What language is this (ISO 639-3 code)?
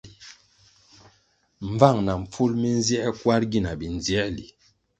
nmg